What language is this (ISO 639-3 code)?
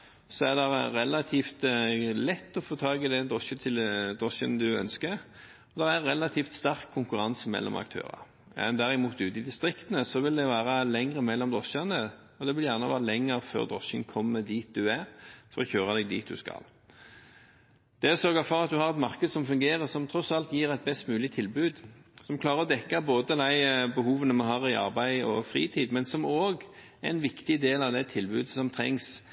nob